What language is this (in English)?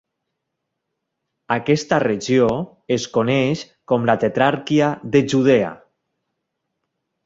Catalan